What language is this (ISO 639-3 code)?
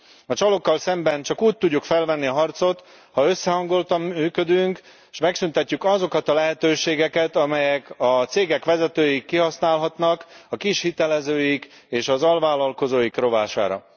hun